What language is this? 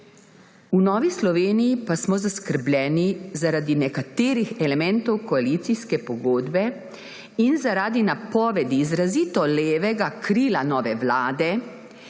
Slovenian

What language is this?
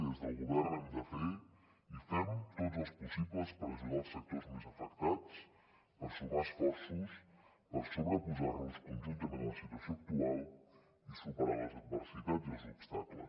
Catalan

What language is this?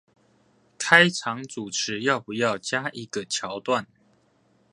Chinese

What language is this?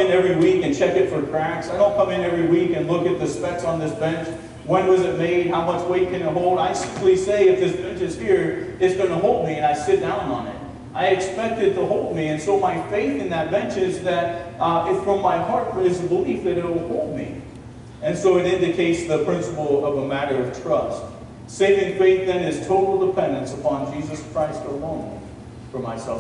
English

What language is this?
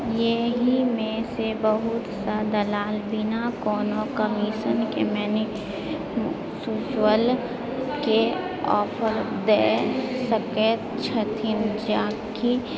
Maithili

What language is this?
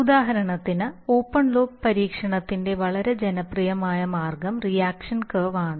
Malayalam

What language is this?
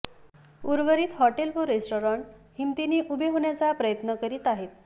Marathi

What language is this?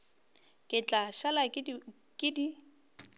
Northern Sotho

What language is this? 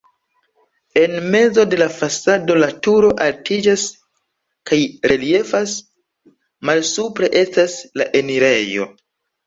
Esperanto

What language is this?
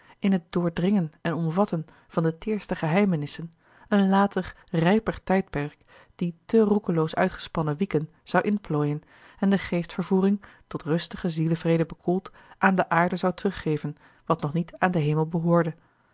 Dutch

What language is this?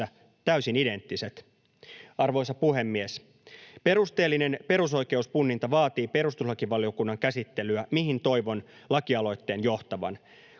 Finnish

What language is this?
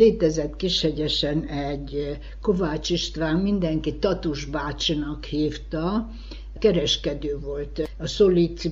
Hungarian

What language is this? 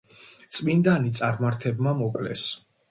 Georgian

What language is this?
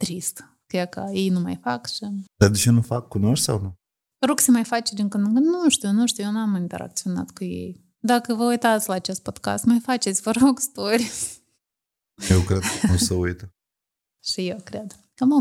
Romanian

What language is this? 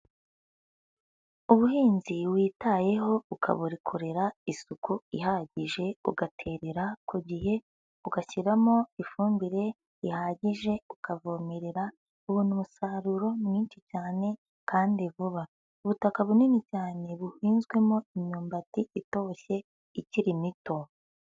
Kinyarwanda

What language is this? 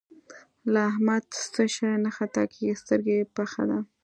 Pashto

